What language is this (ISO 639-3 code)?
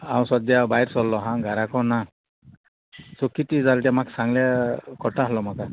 kok